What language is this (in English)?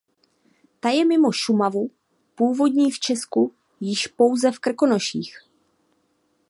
Czech